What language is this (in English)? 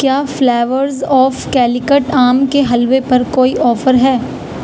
Urdu